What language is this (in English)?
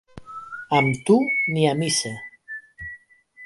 Catalan